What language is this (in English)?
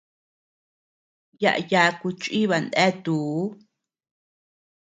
Tepeuxila Cuicatec